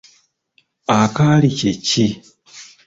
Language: Ganda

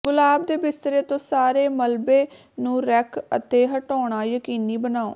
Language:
Punjabi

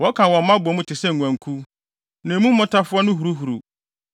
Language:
Akan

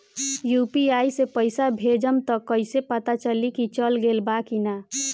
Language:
Bhojpuri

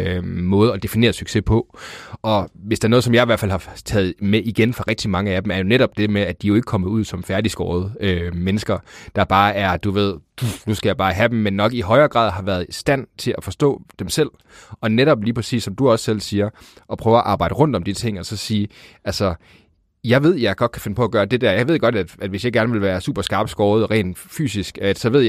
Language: Danish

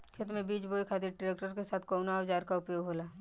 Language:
Bhojpuri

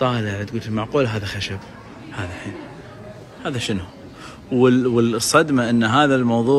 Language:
Arabic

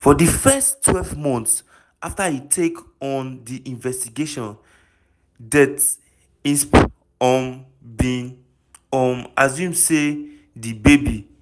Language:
Nigerian Pidgin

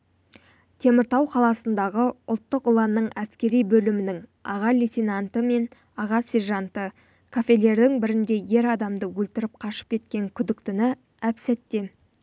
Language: Kazakh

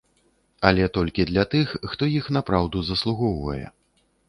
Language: Belarusian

